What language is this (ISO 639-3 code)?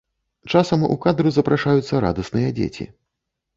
bel